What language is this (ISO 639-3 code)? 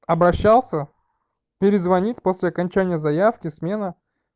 rus